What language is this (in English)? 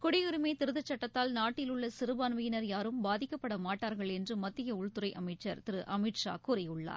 Tamil